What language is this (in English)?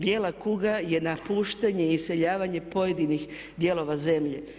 Croatian